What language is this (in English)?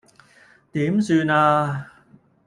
Cantonese